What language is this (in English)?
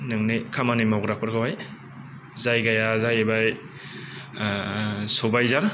Bodo